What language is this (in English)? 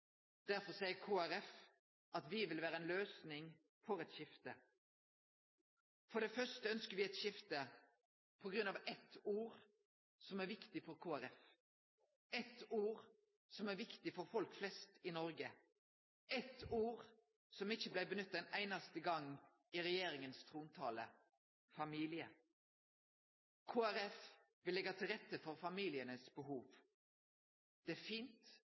Norwegian Nynorsk